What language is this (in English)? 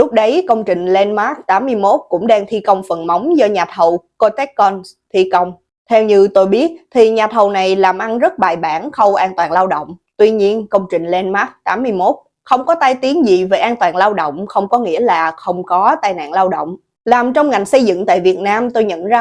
Vietnamese